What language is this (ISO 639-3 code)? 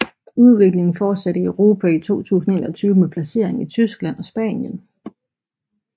dan